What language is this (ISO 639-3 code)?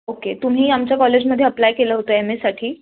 mar